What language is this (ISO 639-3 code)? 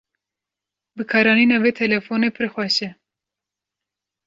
kur